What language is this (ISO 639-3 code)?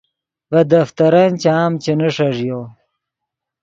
ydg